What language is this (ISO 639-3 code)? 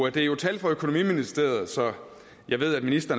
dan